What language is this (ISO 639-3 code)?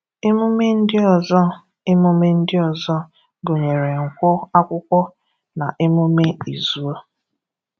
ibo